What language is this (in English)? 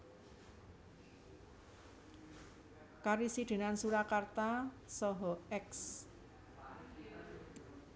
Javanese